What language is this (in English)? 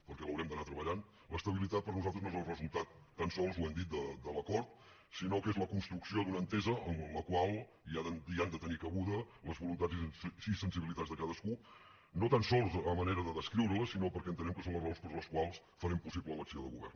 Catalan